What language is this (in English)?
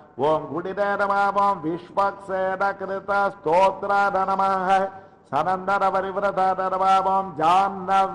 Dutch